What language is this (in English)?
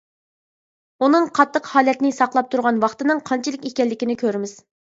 Uyghur